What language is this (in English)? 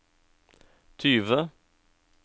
Norwegian